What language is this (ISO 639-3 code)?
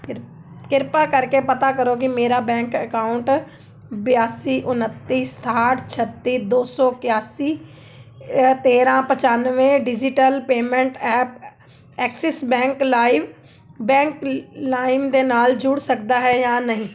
pan